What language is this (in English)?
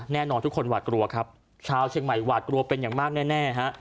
Thai